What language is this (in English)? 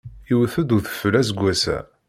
Kabyle